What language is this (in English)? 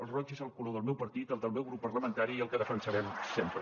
Catalan